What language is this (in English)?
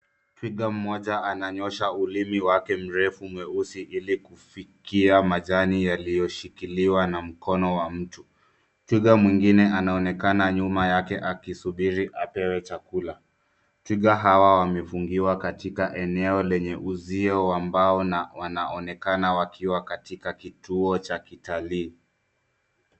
Swahili